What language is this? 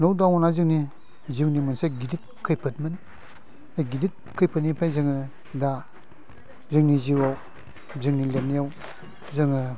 Bodo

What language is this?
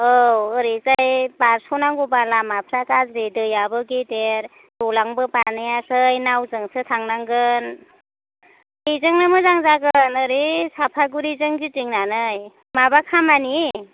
Bodo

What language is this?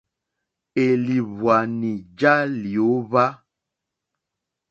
Mokpwe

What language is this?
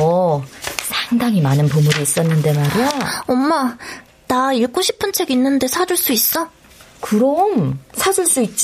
Korean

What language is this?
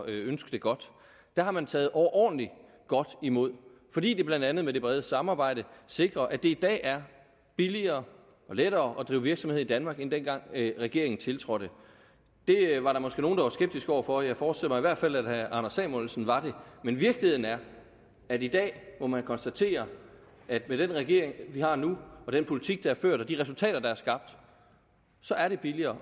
Danish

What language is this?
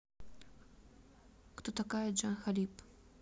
Russian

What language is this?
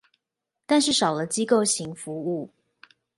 Chinese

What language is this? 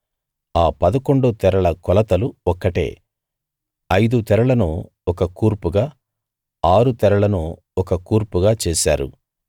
Telugu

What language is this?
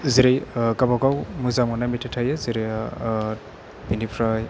Bodo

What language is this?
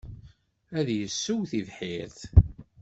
Kabyle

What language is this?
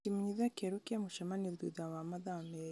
Kikuyu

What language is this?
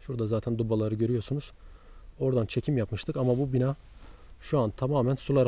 Turkish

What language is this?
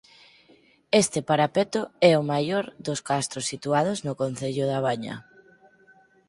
Galician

